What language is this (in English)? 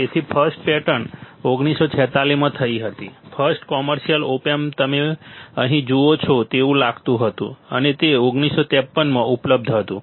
Gujarati